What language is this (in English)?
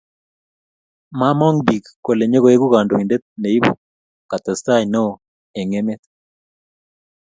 Kalenjin